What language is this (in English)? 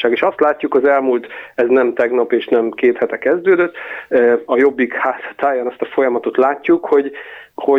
Hungarian